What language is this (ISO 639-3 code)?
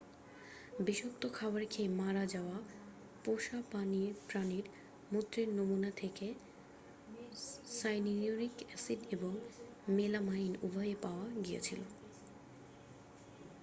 ben